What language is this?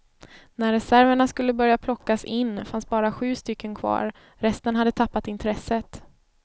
Swedish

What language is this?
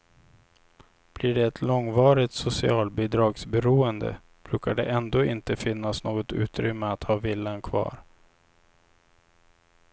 Swedish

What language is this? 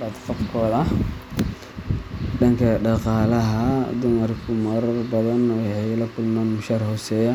Somali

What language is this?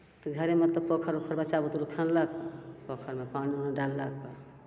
Maithili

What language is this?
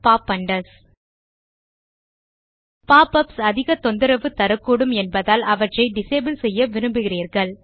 Tamil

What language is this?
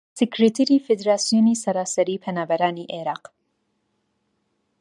Central Kurdish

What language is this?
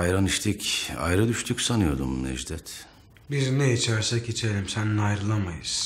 Turkish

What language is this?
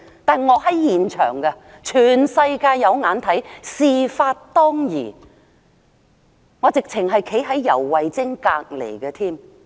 Cantonese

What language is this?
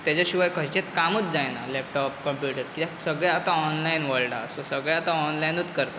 Konkani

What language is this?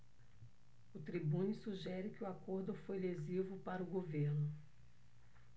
Portuguese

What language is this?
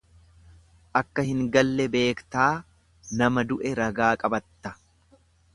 Oromo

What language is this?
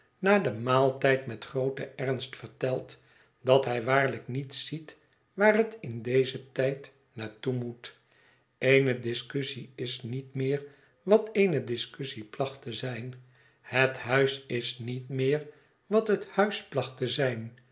Dutch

